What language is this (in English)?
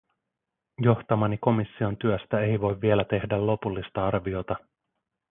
Finnish